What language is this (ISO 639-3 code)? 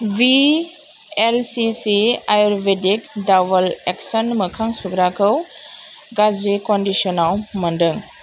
brx